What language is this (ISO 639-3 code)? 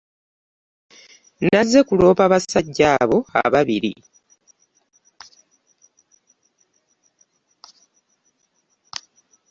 lug